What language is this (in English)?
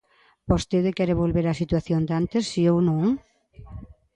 Galician